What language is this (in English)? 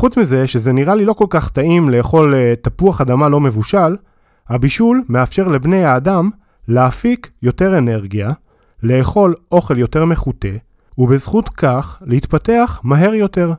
Hebrew